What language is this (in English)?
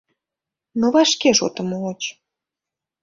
Mari